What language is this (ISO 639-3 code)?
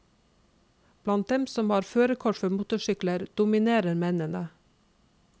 nor